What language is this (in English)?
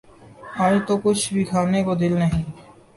Urdu